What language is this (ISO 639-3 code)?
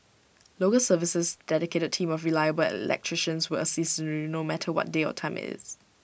eng